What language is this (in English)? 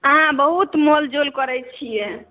Maithili